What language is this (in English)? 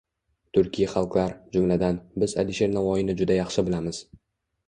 Uzbek